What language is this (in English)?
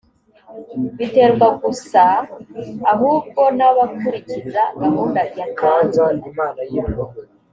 Kinyarwanda